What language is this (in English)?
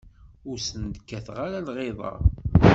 Kabyle